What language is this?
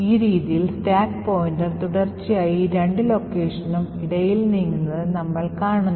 Malayalam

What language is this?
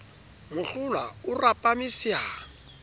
Southern Sotho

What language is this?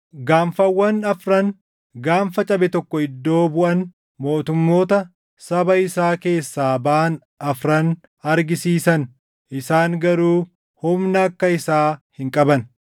Oromo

